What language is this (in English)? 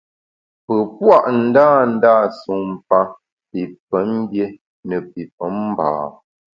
Bamun